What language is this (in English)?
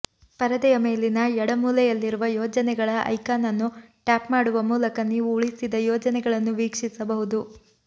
Kannada